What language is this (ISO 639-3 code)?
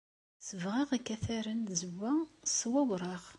kab